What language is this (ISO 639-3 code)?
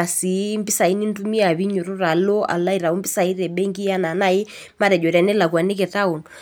mas